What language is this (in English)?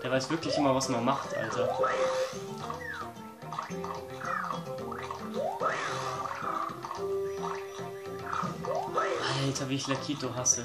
German